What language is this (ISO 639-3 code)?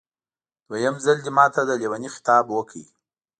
pus